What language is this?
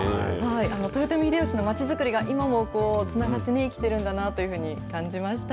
Japanese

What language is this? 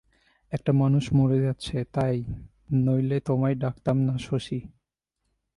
Bangla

